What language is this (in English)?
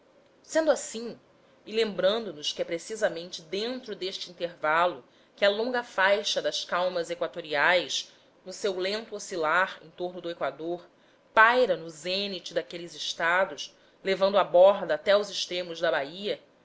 Portuguese